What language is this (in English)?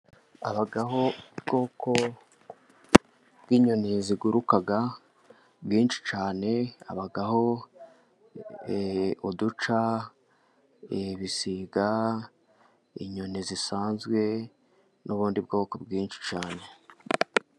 Kinyarwanda